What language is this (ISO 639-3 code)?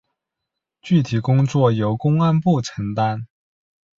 zho